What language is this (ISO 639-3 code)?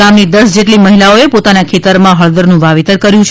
guj